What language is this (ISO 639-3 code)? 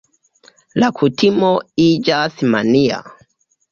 epo